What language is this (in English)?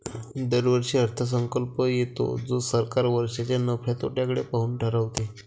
Marathi